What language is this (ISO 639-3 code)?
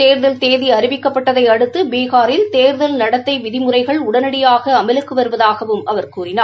tam